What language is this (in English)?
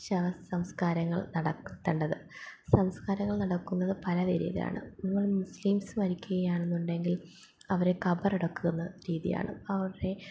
Malayalam